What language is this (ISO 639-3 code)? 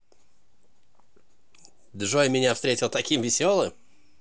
rus